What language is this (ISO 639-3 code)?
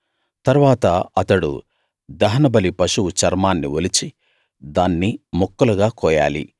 tel